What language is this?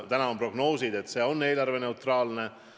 Estonian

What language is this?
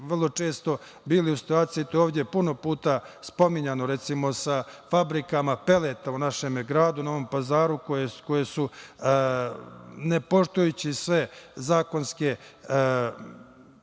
Serbian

